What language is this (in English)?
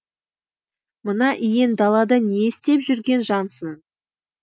Kazakh